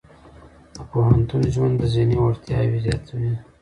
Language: Pashto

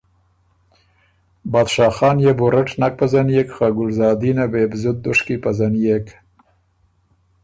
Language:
Ormuri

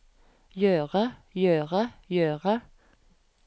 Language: Norwegian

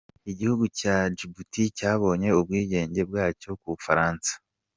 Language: Kinyarwanda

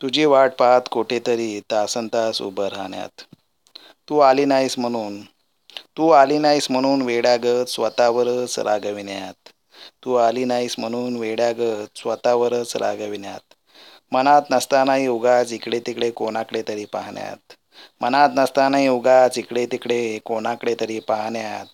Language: Marathi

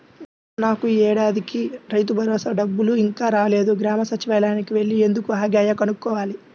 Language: Telugu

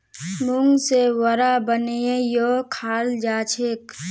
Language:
Magahi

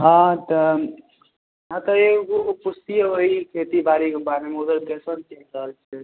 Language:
Maithili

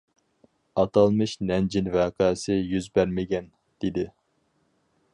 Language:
Uyghur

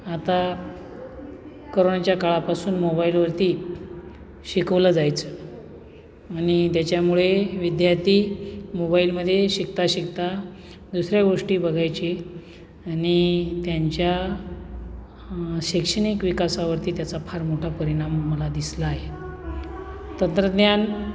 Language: Marathi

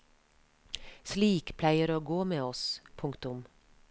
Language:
Norwegian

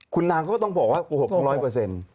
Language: Thai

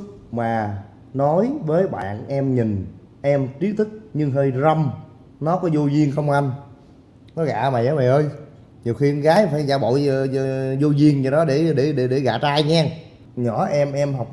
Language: Vietnamese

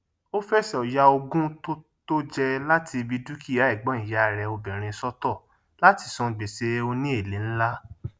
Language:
Yoruba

